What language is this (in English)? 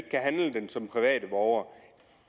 Danish